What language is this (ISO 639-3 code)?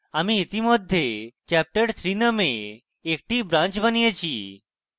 ben